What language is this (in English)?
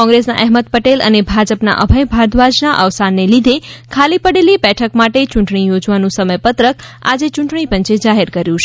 Gujarati